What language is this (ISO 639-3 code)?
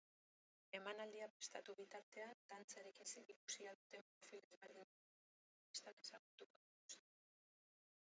eus